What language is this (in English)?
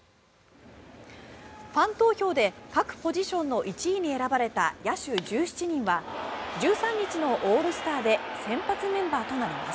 Japanese